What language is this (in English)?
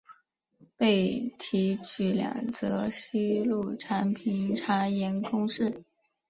Chinese